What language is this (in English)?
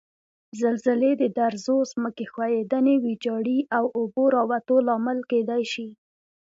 Pashto